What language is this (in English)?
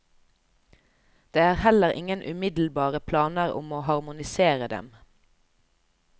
Norwegian